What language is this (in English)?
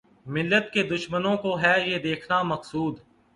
Urdu